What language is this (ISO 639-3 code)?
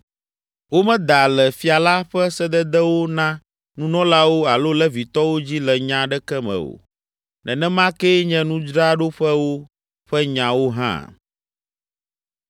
ewe